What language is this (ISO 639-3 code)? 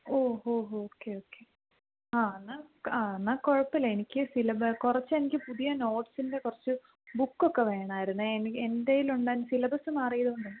mal